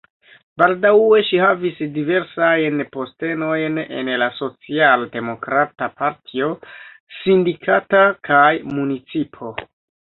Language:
Esperanto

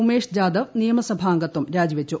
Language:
Malayalam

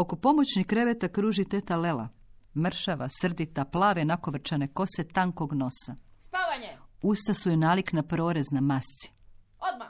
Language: Croatian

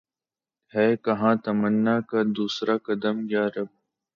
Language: Urdu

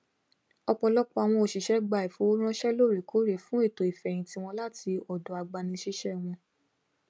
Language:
Yoruba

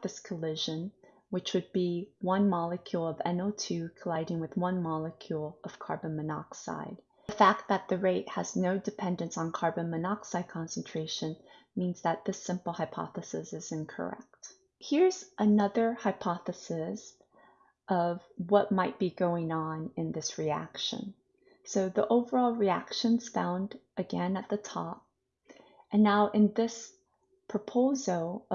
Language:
English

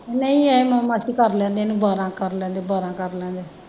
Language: Punjabi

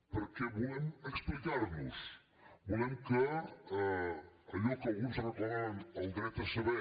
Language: Catalan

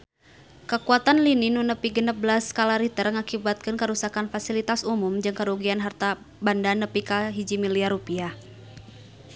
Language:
Sundanese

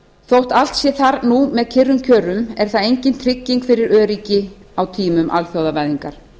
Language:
Icelandic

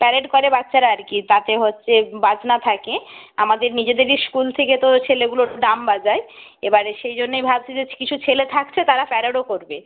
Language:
Bangla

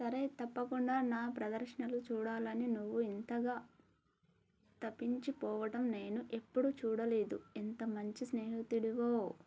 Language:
Telugu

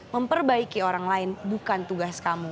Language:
Indonesian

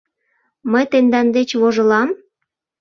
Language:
Mari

